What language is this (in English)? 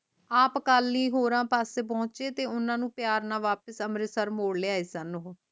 Punjabi